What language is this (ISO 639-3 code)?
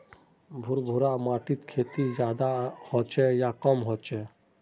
mag